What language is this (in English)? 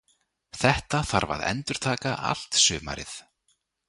Icelandic